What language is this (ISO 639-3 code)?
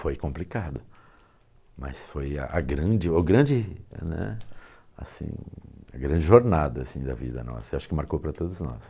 por